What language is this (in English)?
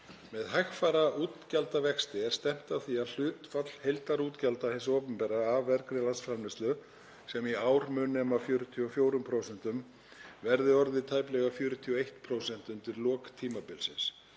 Icelandic